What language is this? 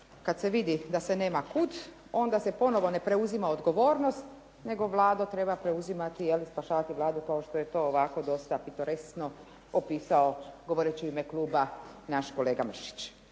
Croatian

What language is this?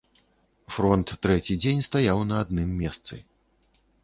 Belarusian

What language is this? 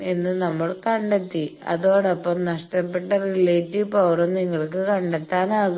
Malayalam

